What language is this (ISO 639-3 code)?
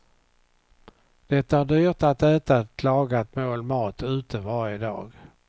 swe